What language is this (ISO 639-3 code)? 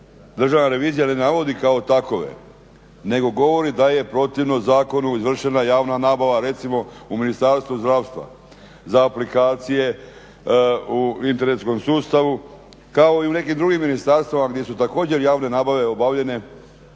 hrv